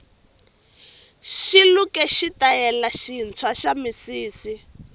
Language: Tsonga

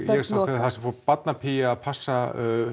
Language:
Icelandic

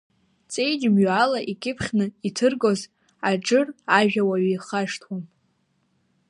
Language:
Abkhazian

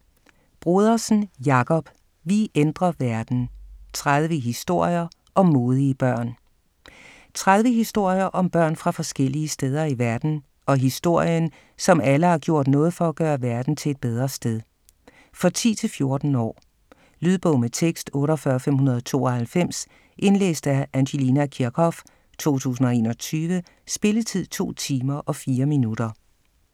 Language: Danish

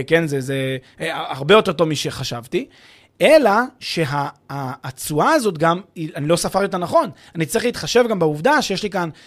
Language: Hebrew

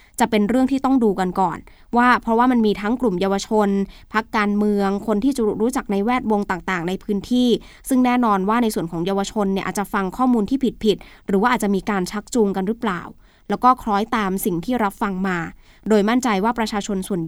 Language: Thai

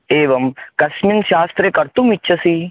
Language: Sanskrit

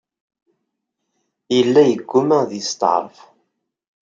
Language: Kabyle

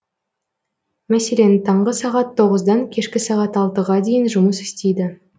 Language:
Kazakh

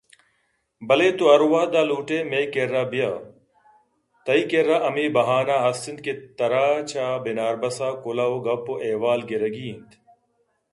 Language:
Eastern Balochi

